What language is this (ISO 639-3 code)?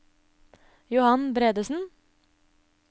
nor